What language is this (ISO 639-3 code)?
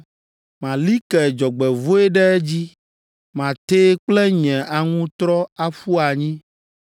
ewe